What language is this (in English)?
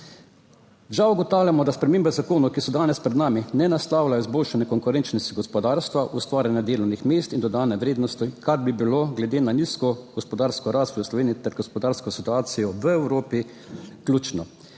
Slovenian